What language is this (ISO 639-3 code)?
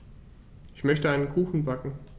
deu